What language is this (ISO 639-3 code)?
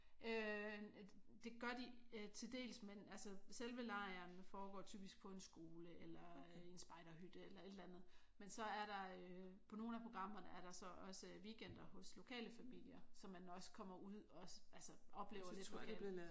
dan